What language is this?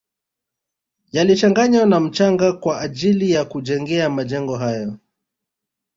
Swahili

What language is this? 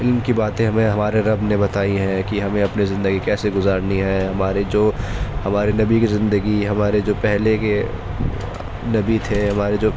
Urdu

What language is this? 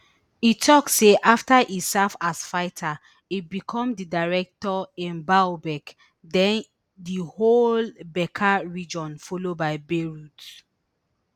Nigerian Pidgin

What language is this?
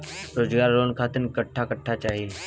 Bhojpuri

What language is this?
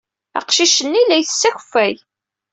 Kabyle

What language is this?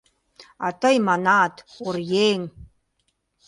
Mari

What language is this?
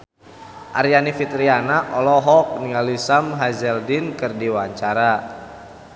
Sundanese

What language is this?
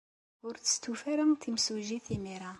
Kabyle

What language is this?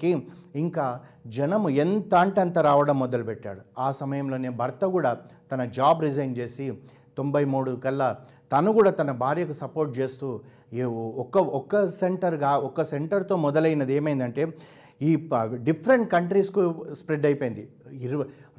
Telugu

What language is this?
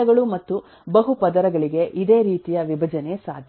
Kannada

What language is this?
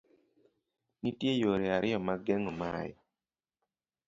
Luo (Kenya and Tanzania)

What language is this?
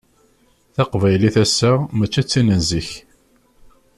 Kabyle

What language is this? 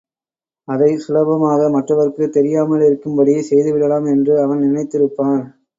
Tamil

